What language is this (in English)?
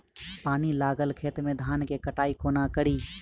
Maithili